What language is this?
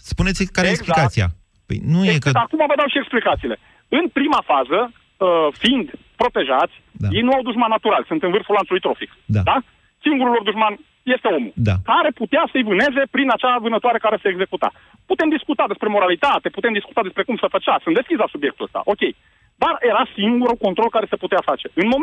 Romanian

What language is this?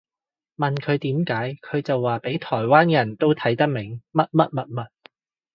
Cantonese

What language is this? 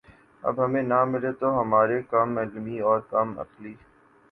Urdu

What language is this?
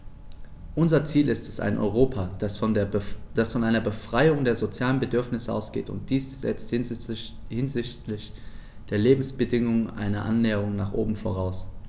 German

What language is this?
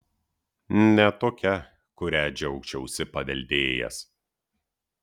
Lithuanian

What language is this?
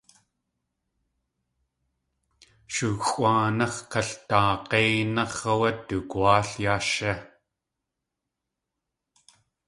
Tlingit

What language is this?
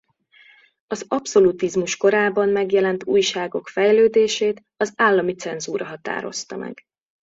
Hungarian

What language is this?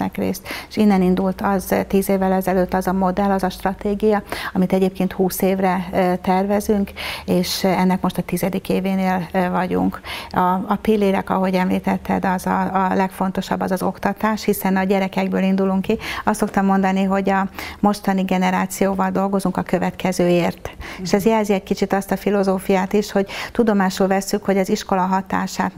Hungarian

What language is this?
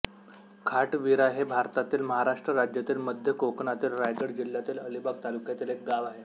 Marathi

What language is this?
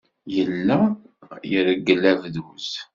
Kabyle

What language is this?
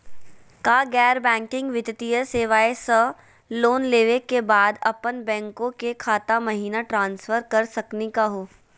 Magahi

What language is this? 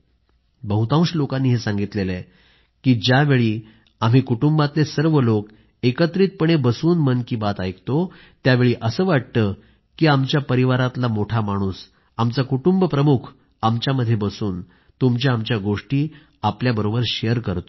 Marathi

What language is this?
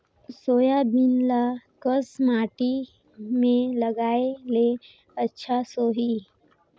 Chhattisgarhi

